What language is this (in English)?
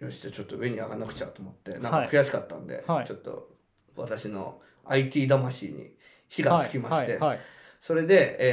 Japanese